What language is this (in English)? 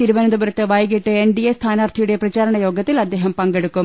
Malayalam